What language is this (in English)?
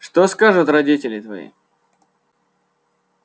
Russian